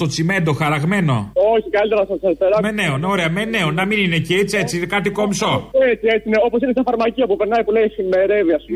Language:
Greek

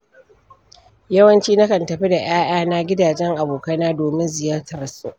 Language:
Hausa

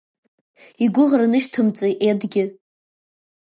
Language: Abkhazian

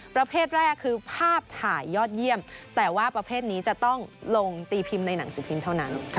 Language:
Thai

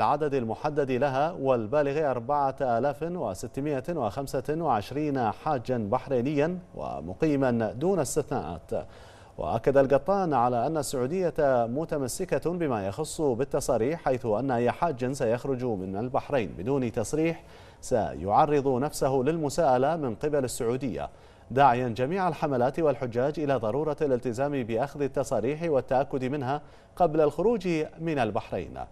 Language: Arabic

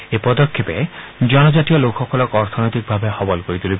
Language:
Assamese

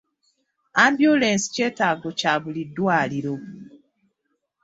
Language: Ganda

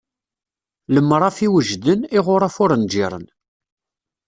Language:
Kabyle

